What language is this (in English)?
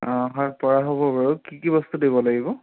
Assamese